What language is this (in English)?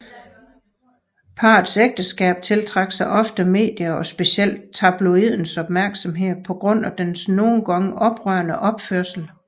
Danish